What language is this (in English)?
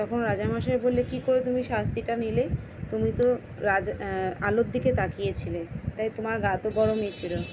Bangla